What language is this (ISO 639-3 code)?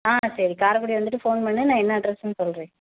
tam